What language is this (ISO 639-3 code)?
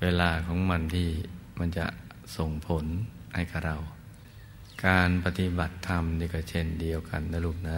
tha